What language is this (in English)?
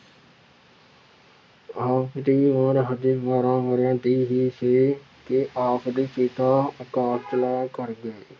Punjabi